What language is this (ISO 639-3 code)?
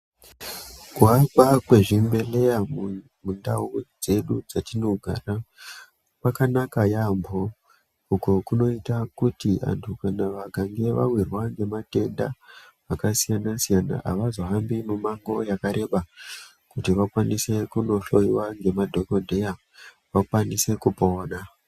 ndc